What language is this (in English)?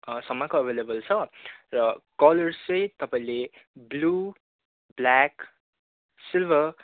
Nepali